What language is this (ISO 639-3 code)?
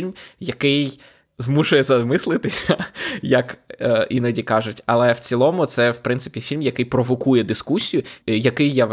ukr